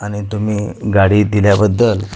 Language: Marathi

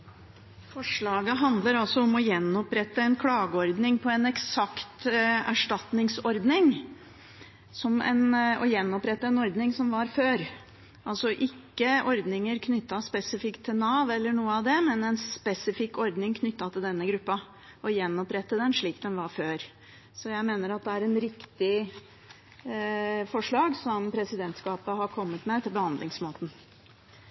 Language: Norwegian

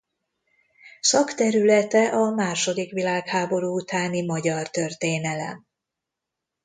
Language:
Hungarian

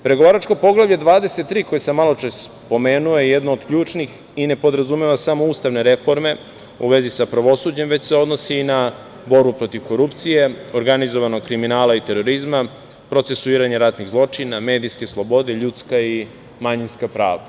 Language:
Serbian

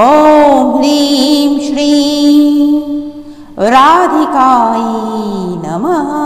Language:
Romanian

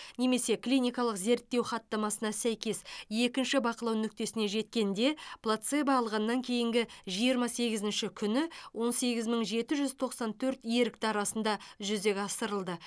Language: Kazakh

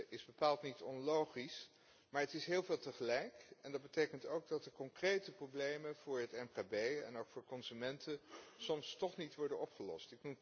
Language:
Dutch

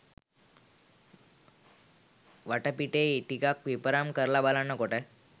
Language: Sinhala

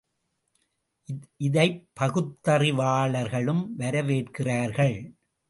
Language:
Tamil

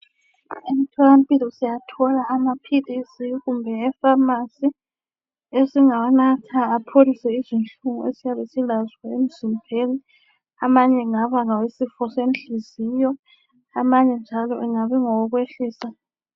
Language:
North Ndebele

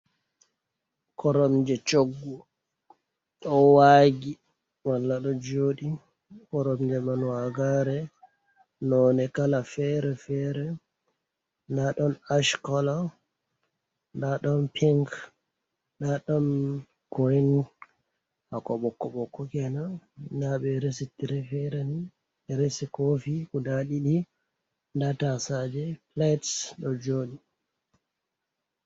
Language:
Fula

